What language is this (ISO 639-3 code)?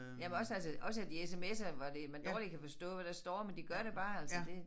dan